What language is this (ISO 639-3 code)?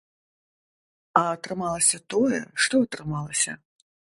bel